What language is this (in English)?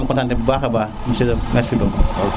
Serer